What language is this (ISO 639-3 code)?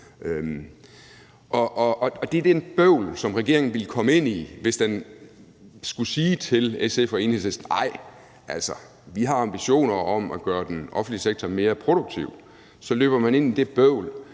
dan